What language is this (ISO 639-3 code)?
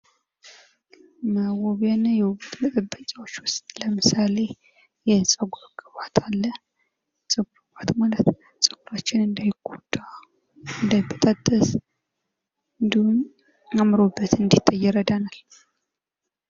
amh